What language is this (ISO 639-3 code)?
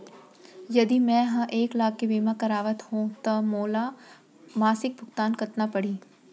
hne